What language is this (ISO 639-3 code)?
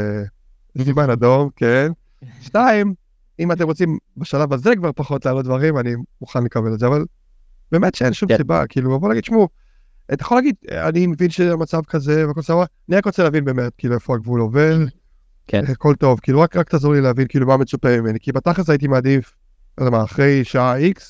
heb